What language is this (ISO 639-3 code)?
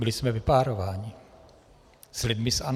ces